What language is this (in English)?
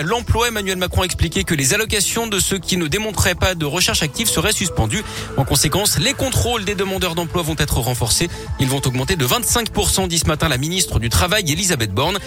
French